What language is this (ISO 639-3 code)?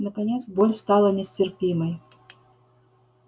rus